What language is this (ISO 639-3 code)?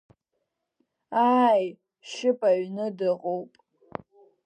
abk